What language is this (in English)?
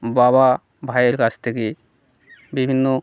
Bangla